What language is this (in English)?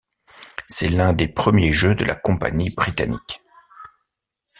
French